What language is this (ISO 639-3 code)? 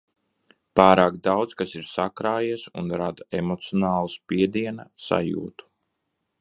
lav